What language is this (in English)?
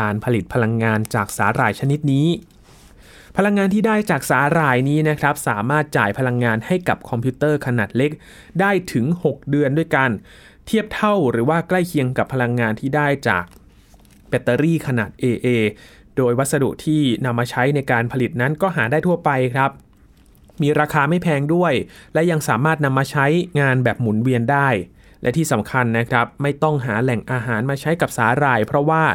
Thai